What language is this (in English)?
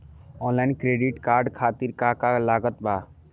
Bhojpuri